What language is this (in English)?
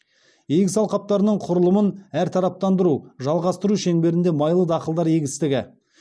Kazakh